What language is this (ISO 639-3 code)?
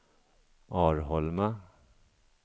swe